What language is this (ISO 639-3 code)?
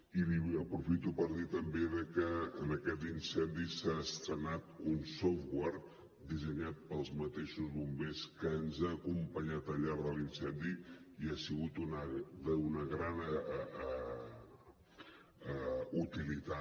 cat